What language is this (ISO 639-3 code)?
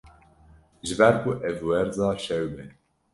kur